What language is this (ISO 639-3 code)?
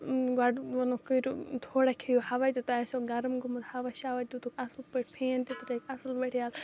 kas